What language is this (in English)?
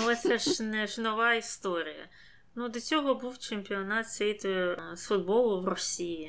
Ukrainian